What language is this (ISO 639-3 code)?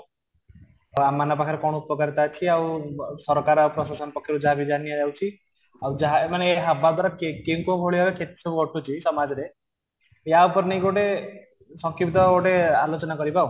ori